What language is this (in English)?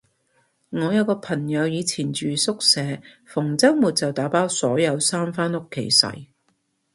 Cantonese